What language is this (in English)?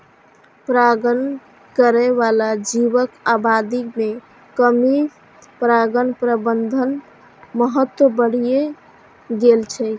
Maithili